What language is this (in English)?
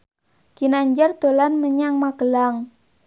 Javanese